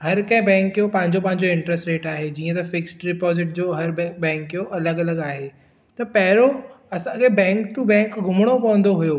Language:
Sindhi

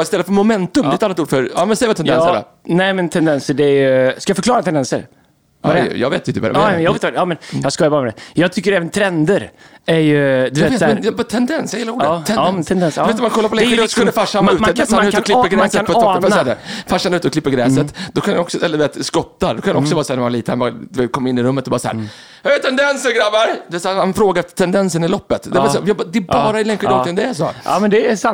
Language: Swedish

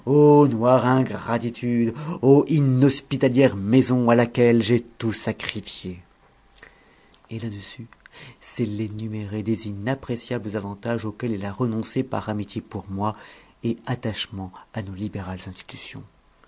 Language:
French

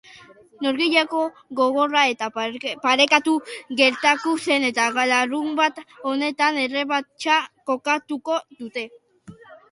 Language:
Basque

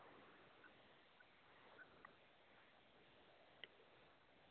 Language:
Santali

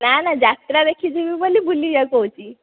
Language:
Odia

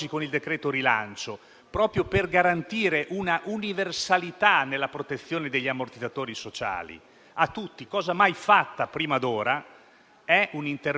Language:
Italian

